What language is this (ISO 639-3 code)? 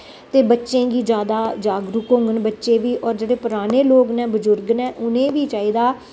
doi